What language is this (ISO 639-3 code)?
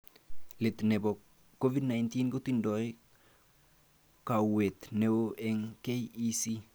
kln